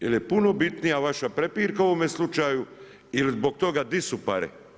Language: Croatian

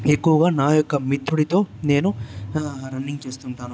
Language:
Telugu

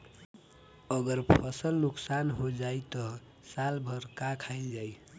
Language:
Bhojpuri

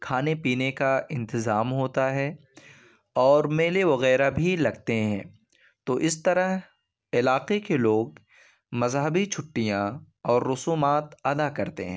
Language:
Urdu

